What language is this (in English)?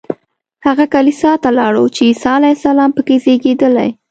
Pashto